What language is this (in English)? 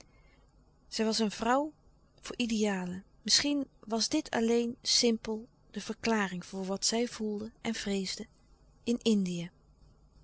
Dutch